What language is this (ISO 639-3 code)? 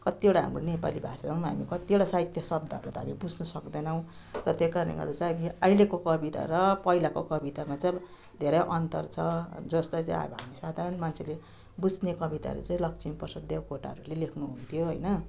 nep